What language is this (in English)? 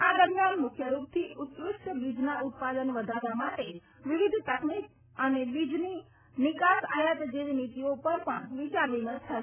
Gujarati